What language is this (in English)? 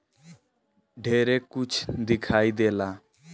Bhojpuri